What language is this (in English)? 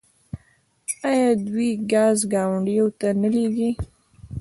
Pashto